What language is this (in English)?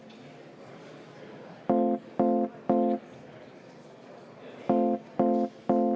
Estonian